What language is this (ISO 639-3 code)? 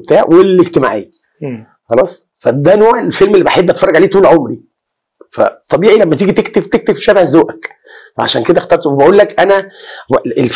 ara